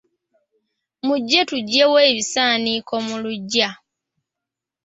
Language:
Ganda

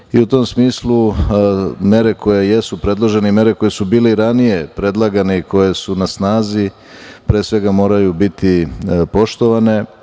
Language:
Serbian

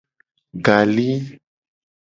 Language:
Gen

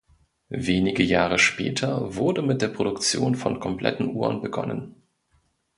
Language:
German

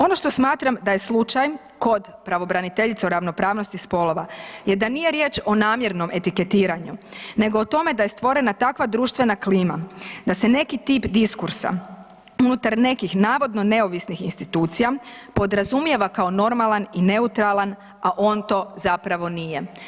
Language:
Croatian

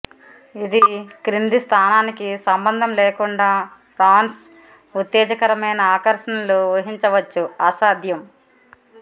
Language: Telugu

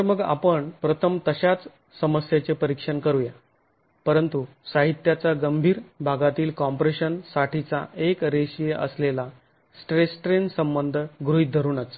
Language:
Marathi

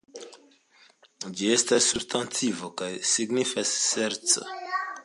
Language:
Esperanto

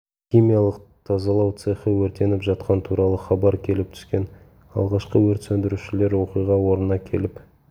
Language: Kazakh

